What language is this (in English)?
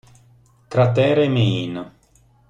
Italian